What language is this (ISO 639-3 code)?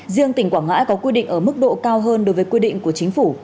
vie